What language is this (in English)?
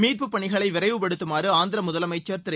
Tamil